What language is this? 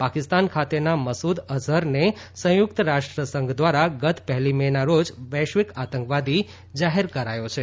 Gujarati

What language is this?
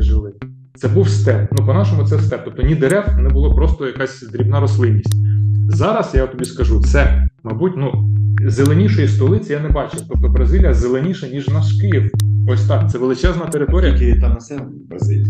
Ukrainian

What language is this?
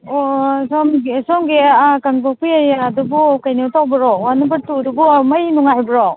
Manipuri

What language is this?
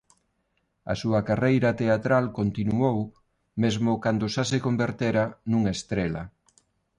Galician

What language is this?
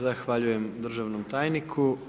Croatian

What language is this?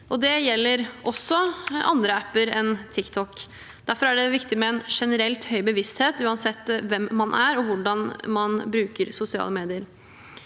Norwegian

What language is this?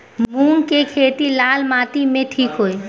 Bhojpuri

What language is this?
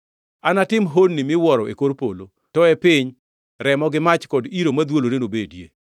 Luo (Kenya and Tanzania)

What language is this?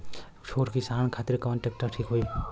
Bhojpuri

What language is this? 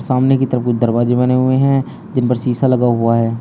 Hindi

